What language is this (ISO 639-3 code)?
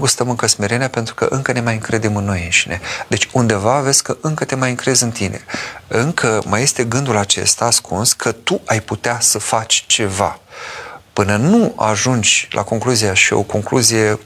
ron